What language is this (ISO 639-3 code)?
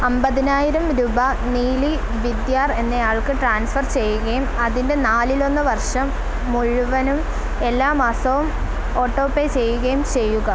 mal